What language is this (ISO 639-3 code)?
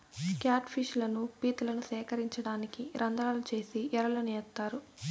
tel